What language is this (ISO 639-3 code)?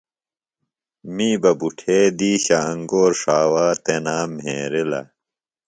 phl